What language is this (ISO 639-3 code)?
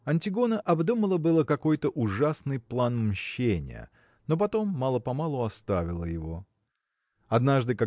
rus